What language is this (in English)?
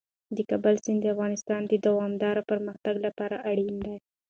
Pashto